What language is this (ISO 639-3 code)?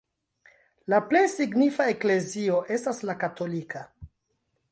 epo